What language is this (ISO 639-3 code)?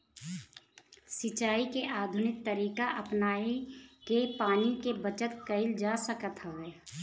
bho